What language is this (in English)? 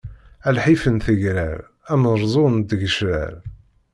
Kabyle